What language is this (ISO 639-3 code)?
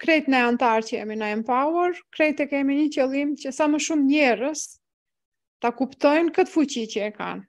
ron